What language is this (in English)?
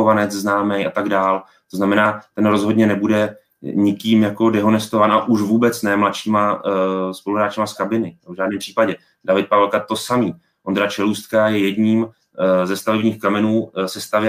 Czech